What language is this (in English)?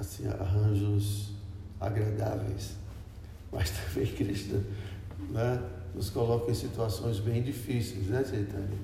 Portuguese